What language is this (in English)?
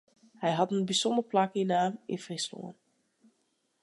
Western Frisian